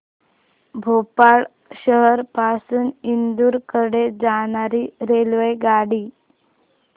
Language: Marathi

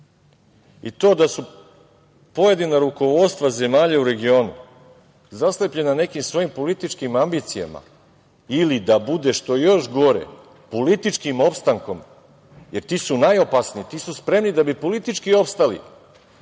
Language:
Serbian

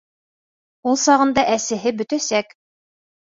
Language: Bashkir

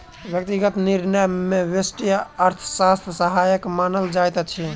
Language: Maithili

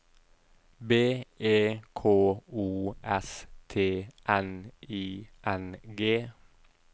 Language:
Norwegian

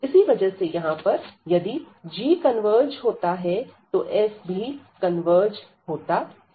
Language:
Hindi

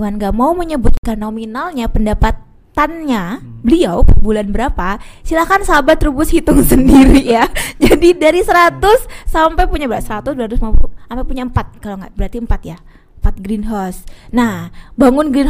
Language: Indonesian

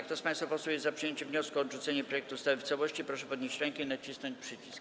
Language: Polish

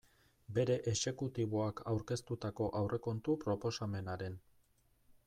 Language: Basque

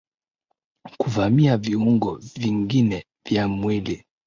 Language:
Swahili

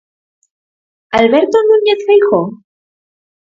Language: Galician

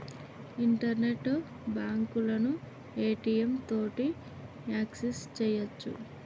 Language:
Telugu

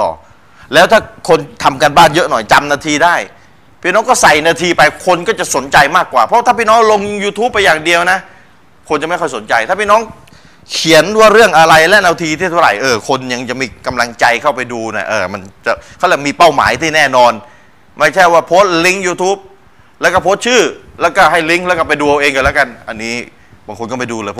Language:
Thai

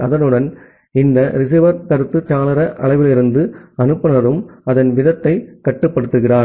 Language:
Tamil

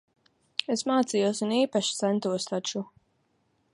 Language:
Latvian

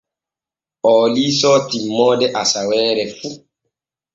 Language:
Borgu Fulfulde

